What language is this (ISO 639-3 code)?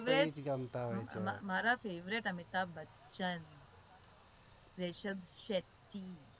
guj